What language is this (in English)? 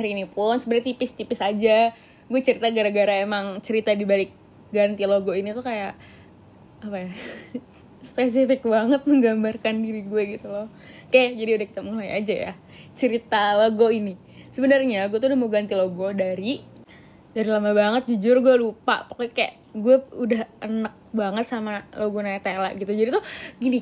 Indonesian